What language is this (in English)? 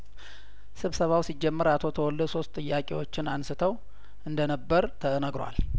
Amharic